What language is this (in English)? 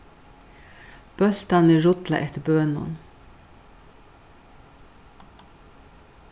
Faroese